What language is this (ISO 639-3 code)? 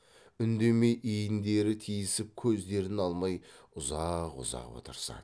kaz